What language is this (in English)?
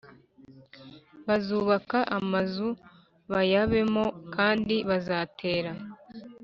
Kinyarwanda